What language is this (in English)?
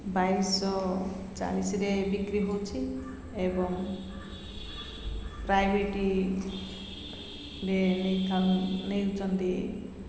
Odia